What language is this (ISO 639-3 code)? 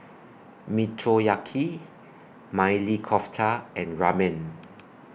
eng